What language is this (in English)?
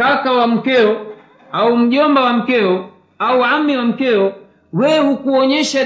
Swahili